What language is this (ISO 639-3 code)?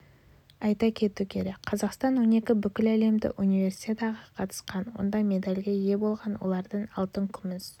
kaz